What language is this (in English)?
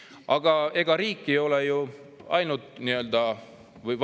Estonian